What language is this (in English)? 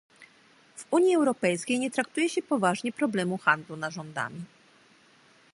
Polish